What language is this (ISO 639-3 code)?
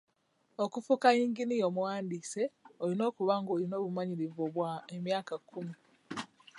lug